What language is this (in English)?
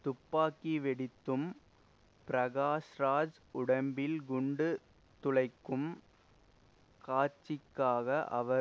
Tamil